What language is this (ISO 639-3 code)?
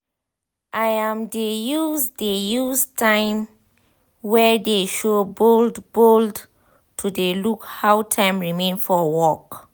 pcm